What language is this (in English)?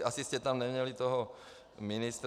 Czech